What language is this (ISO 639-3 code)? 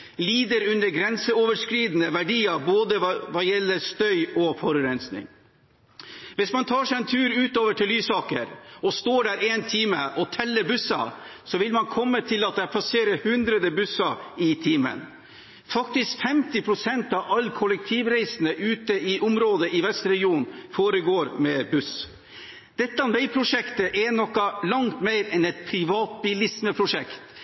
nob